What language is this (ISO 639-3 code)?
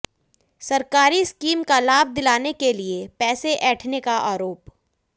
hin